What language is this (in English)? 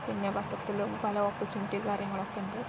Malayalam